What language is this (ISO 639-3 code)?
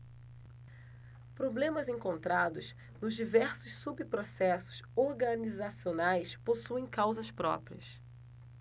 por